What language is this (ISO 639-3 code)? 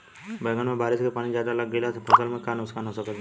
bho